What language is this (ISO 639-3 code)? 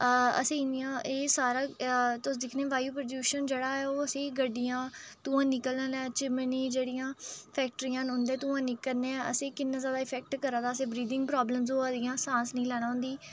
doi